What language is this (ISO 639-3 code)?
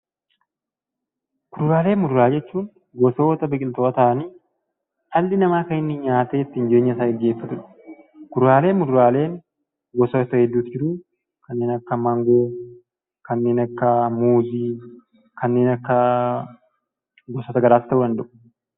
orm